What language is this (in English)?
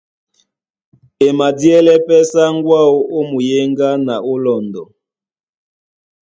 Duala